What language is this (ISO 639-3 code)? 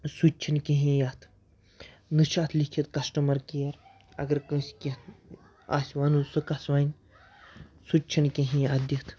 kas